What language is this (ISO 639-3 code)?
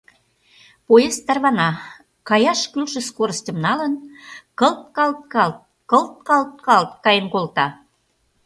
chm